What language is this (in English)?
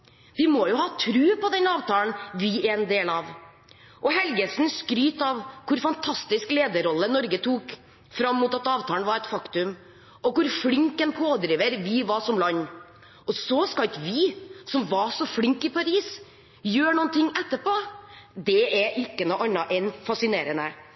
Norwegian Bokmål